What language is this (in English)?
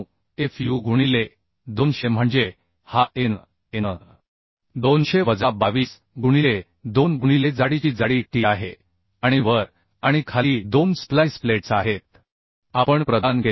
Marathi